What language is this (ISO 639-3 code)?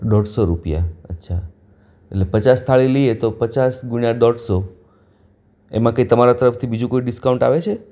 guj